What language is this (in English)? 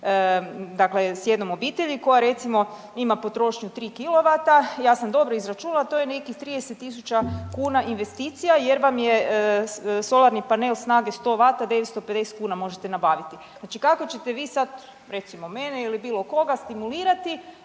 Croatian